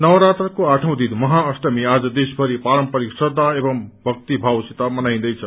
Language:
Nepali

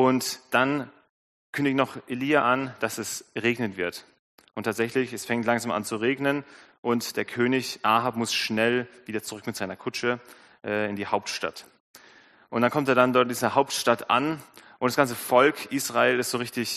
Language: German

